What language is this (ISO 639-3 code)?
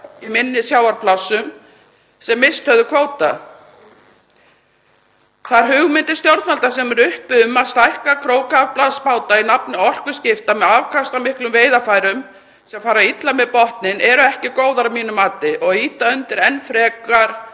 isl